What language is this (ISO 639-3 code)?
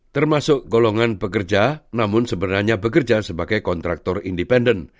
ind